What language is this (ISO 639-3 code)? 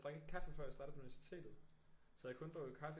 dan